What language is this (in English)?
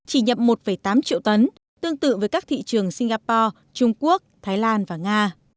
Vietnamese